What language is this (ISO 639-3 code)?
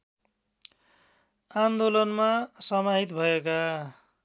nep